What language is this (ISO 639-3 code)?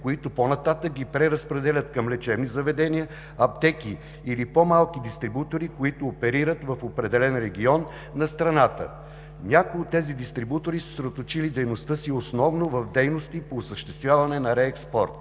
bul